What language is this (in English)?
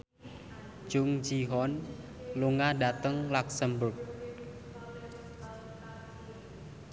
Javanese